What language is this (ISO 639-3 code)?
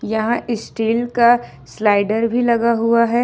hin